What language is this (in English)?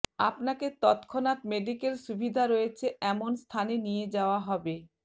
Bangla